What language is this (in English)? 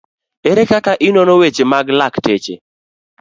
Luo (Kenya and Tanzania)